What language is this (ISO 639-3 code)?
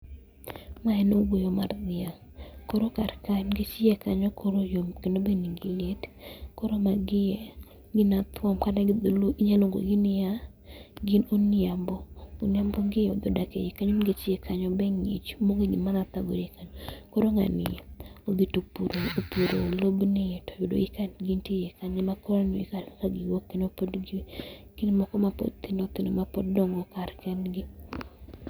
luo